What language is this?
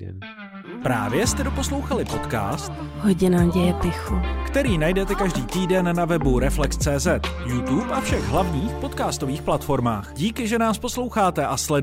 Czech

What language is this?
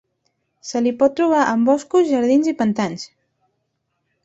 Catalan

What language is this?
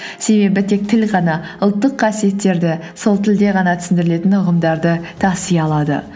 Kazakh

